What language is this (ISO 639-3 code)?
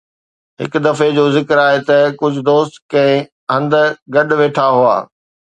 snd